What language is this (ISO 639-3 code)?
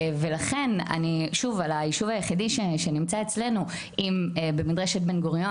heb